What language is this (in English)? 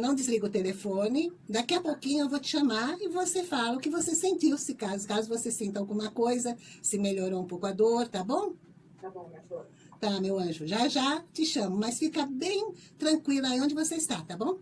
Portuguese